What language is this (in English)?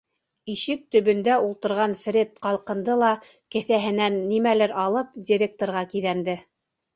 Bashkir